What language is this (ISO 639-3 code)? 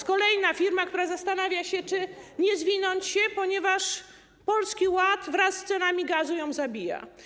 pol